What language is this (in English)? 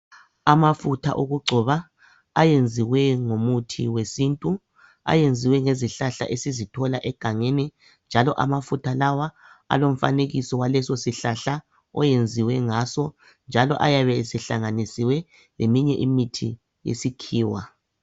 North Ndebele